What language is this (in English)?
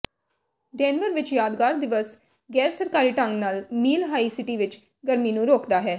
Punjabi